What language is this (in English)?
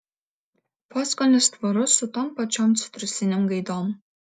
Lithuanian